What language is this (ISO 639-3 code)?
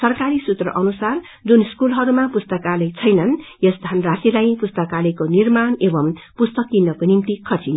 nep